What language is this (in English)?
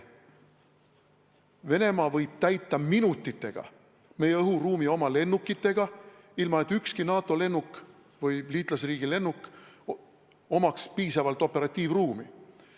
Estonian